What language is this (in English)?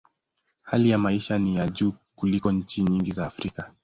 Swahili